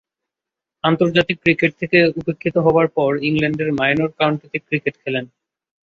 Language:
Bangla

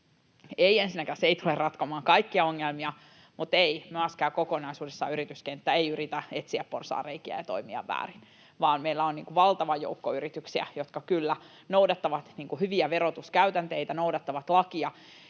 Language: Finnish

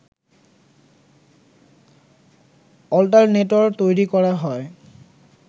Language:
Bangla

